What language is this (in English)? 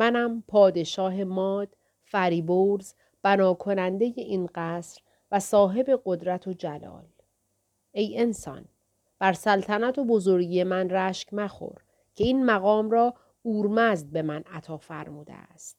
Persian